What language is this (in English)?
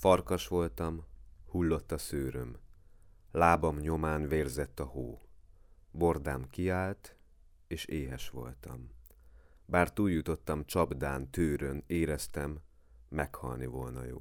Hungarian